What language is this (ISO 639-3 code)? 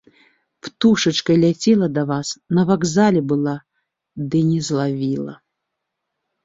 bel